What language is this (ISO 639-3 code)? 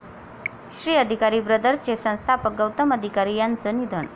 mar